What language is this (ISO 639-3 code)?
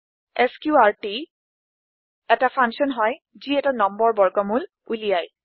asm